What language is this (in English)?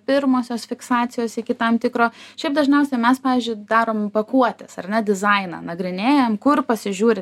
Lithuanian